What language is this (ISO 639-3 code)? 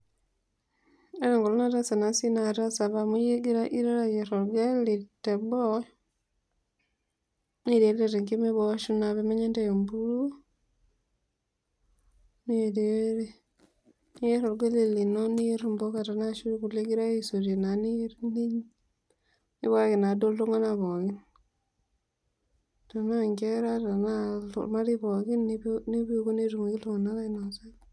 mas